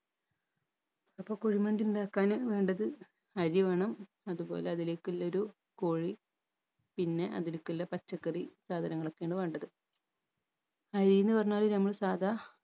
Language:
Malayalam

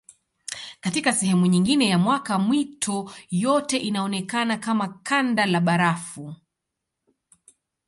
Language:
Swahili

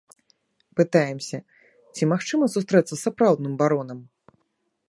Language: Belarusian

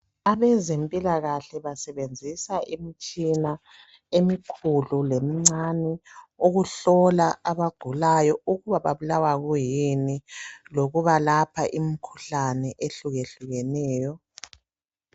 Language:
North Ndebele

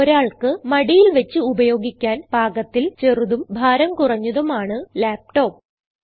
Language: Malayalam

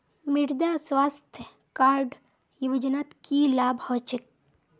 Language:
Magahi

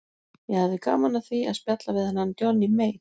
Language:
Icelandic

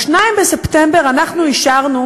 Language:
Hebrew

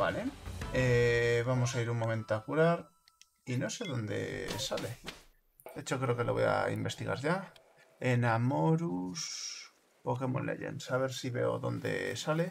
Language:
Spanish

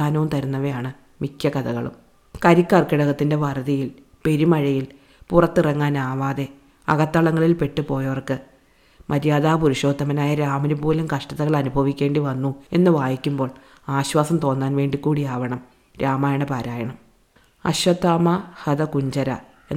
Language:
Malayalam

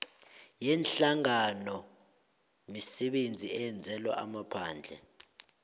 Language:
South Ndebele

